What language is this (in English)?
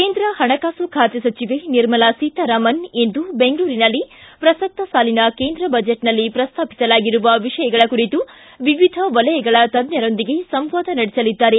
Kannada